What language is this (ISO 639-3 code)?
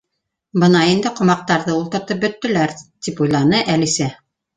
bak